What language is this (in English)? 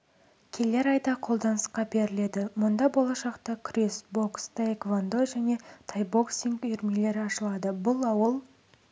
Kazakh